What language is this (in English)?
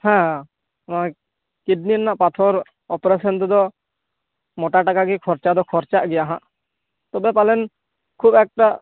Santali